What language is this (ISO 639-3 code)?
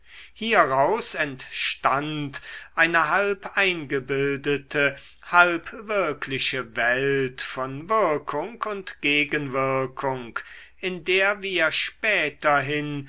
deu